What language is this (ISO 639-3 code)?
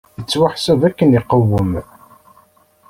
kab